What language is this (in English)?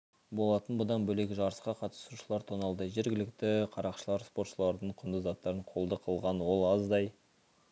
Kazakh